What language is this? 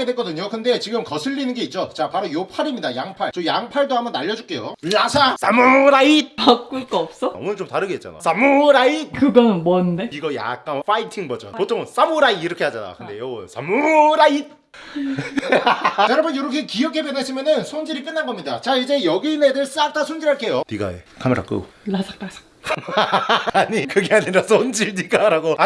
Korean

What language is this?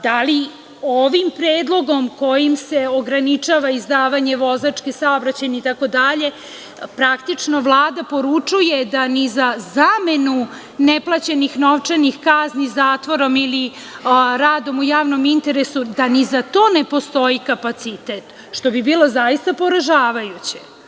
Serbian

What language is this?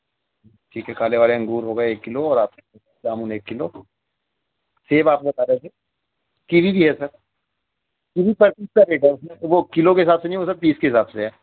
Urdu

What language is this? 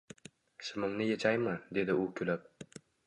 Uzbek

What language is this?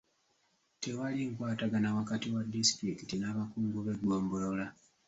Ganda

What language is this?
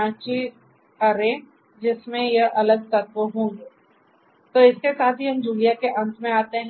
Hindi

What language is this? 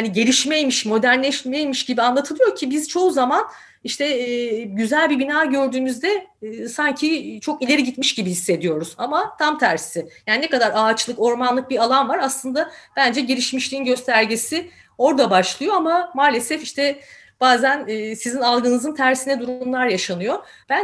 Turkish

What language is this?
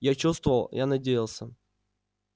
Russian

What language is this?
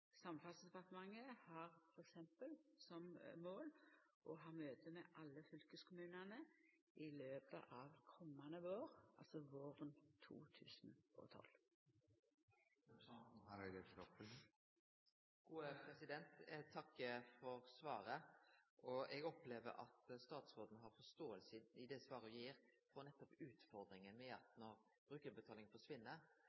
Norwegian Nynorsk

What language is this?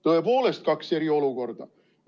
Estonian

